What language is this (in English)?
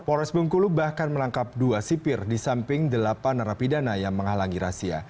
Indonesian